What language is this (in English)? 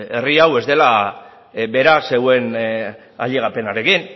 Basque